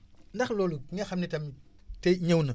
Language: Wolof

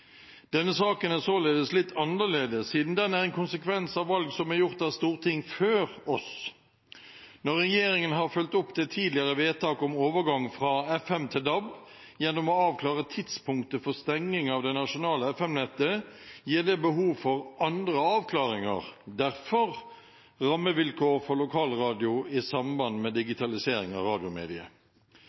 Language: Norwegian Bokmål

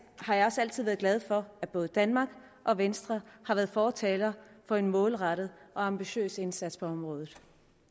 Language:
Danish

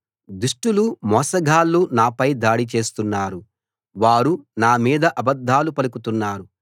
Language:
Telugu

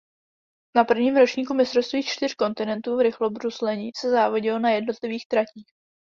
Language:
Czech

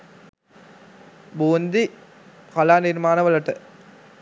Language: Sinhala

